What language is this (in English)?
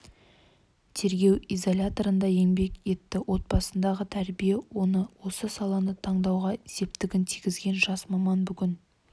Kazakh